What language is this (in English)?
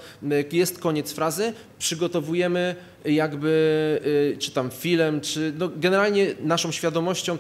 Polish